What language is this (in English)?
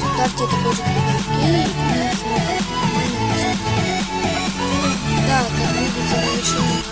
Russian